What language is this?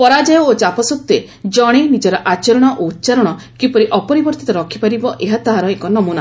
Odia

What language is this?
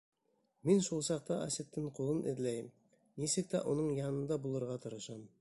Bashkir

